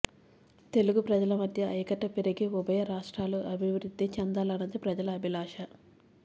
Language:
Telugu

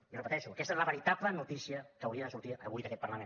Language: Catalan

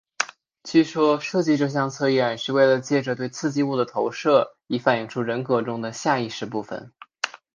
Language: Chinese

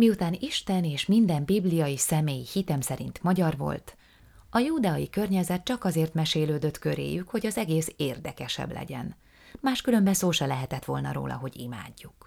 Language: Hungarian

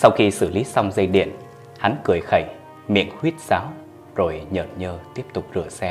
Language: Vietnamese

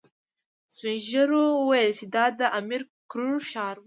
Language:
Pashto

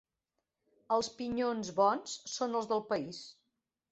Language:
Catalan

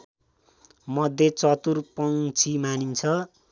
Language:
Nepali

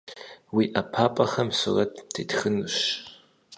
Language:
Kabardian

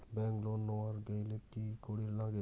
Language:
Bangla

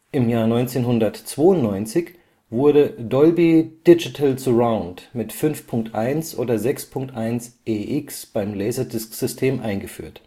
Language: German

